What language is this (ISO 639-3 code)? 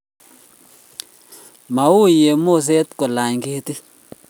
kln